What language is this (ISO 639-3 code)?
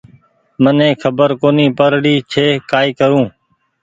gig